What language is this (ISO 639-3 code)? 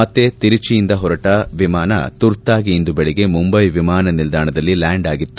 kan